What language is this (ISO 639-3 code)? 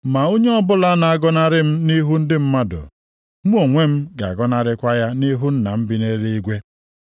ibo